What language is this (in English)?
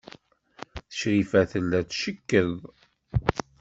Kabyle